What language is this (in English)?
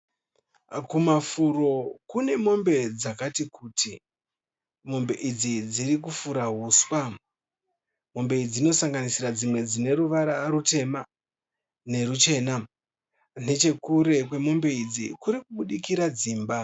Shona